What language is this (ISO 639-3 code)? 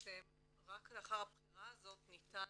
heb